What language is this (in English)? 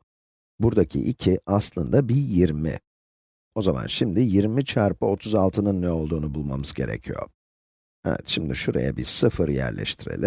Turkish